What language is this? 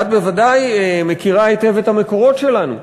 Hebrew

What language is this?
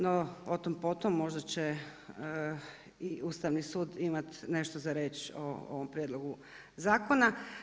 Croatian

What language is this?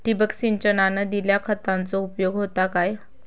Marathi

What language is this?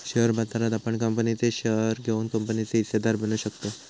Marathi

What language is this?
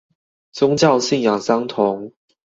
Chinese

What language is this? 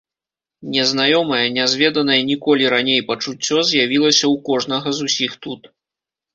Belarusian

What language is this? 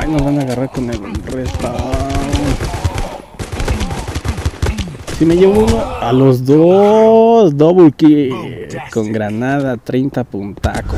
Spanish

